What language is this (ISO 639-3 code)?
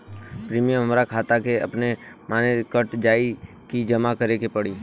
bho